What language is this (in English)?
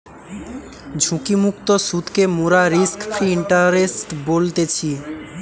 Bangla